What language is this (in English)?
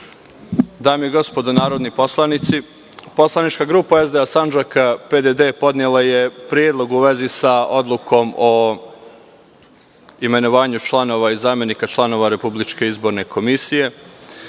Serbian